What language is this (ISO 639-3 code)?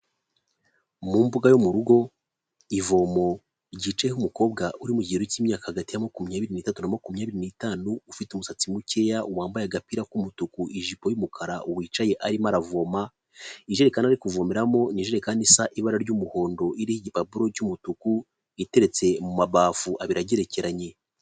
kin